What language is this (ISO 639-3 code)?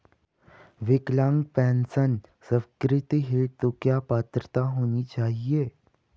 hin